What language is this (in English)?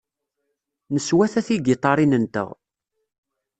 Kabyle